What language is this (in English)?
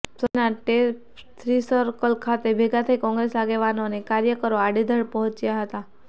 Gujarati